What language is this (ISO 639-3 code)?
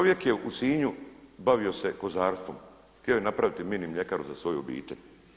hrv